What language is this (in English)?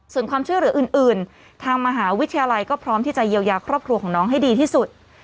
Thai